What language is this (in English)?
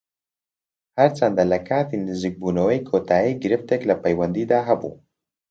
Central Kurdish